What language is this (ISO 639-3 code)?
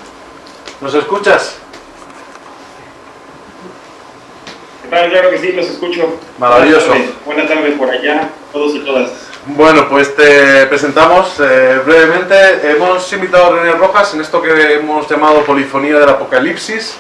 spa